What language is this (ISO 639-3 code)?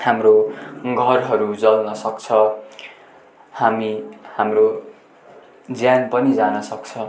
nep